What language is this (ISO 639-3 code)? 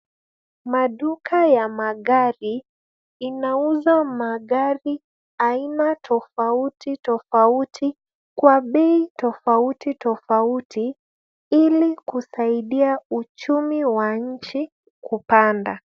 swa